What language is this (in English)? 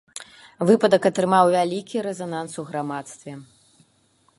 Belarusian